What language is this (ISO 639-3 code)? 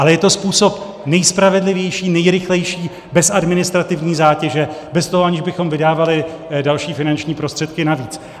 ces